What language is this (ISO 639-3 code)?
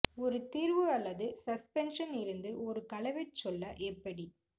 tam